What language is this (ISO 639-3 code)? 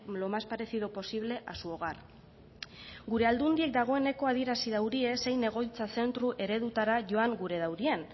eus